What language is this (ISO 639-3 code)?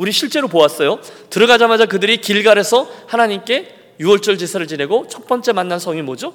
kor